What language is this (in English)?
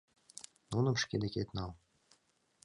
Mari